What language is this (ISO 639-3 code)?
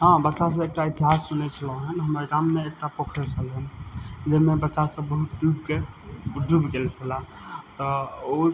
mai